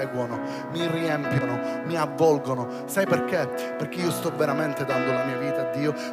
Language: Italian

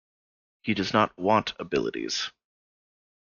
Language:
English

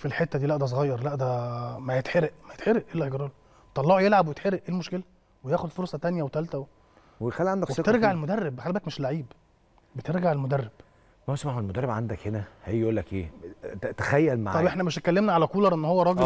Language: Arabic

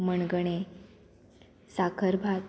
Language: Konkani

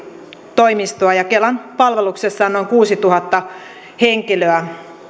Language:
Finnish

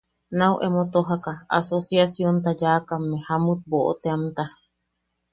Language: Yaqui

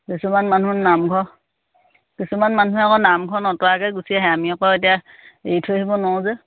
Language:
Assamese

